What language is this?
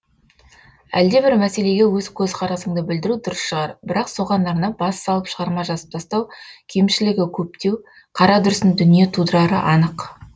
Kazakh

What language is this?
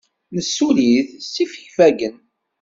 Kabyle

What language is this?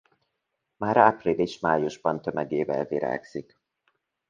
Hungarian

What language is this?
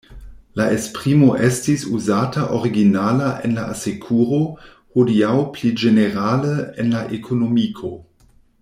Esperanto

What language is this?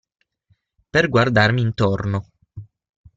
Italian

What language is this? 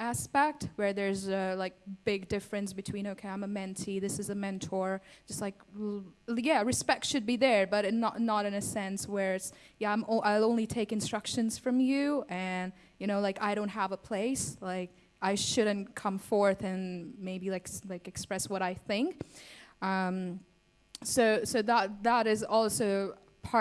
English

